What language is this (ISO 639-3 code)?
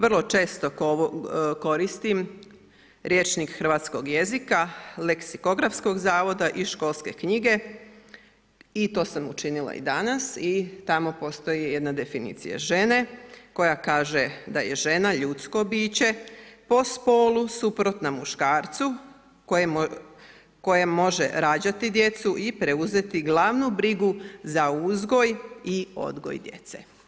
hrv